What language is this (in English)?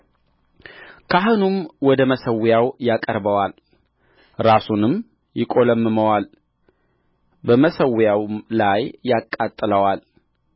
Amharic